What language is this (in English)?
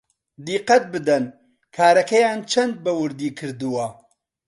Central Kurdish